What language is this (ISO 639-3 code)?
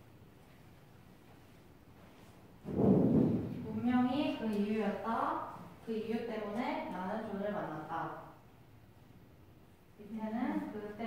kor